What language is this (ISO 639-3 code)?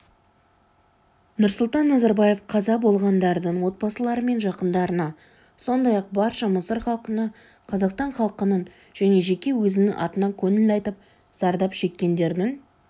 kaz